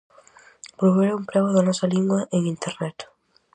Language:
Galician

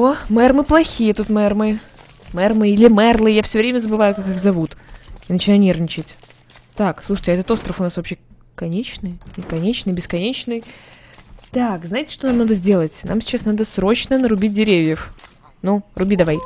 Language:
Russian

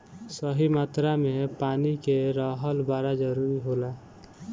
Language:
Bhojpuri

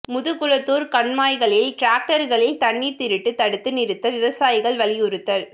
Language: Tamil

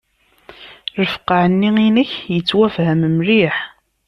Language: Kabyle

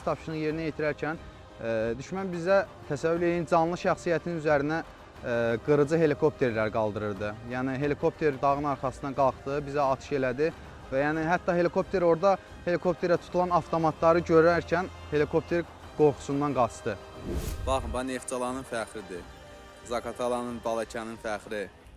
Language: Turkish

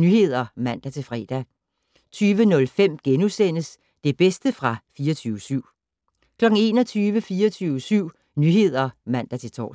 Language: Danish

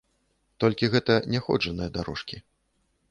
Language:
Belarusian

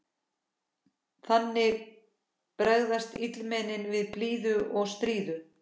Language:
Icelandic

